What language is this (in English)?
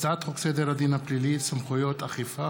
Hebrew